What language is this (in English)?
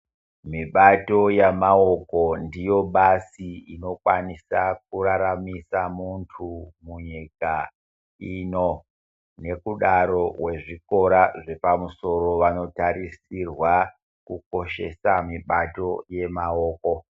Ndau